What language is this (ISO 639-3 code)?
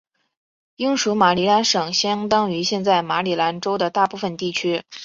zho